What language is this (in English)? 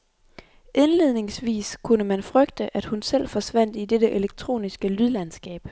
Danish